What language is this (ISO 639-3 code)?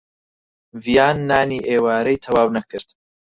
ckb